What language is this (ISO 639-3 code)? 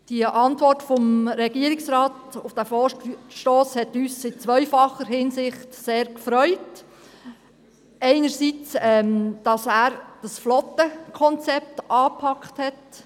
gsw